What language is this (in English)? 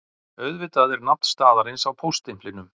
Icelandic